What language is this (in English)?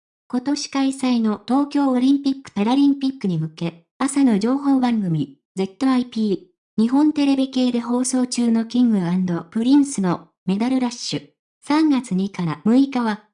Japanese